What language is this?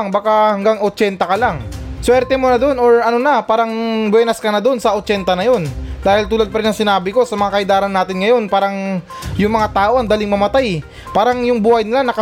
Filipino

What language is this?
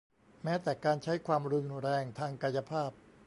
Thai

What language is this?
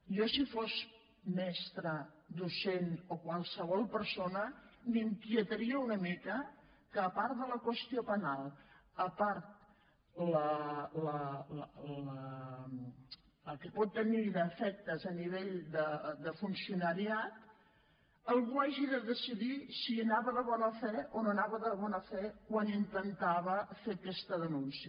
Catalan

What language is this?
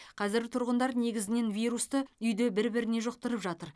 Kazakh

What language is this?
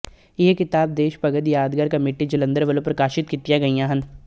Punjabi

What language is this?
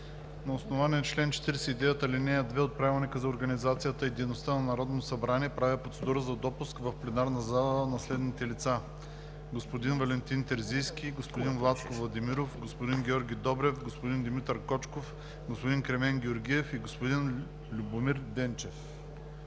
Bulgarian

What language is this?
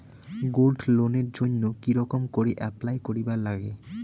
Bangla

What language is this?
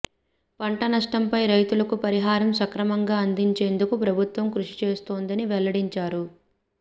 Telugu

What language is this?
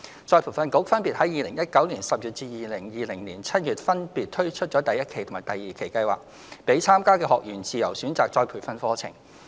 Cantonese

